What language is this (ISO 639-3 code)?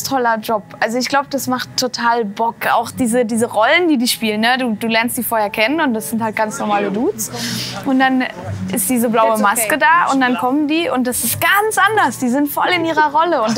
deu